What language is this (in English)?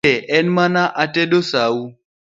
Luo (Kenya and Tanzania)